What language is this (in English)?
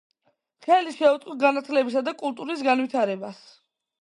Georgian